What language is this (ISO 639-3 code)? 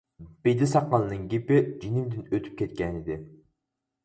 uig